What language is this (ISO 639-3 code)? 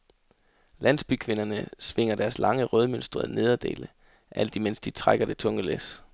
dan